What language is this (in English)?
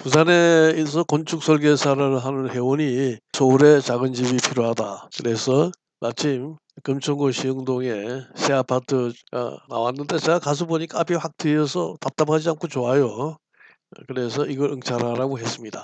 Korean